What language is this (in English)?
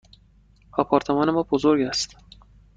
Persian